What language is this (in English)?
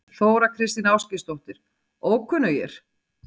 Icelandic